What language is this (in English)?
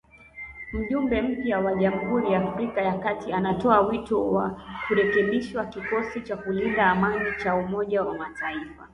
Swahili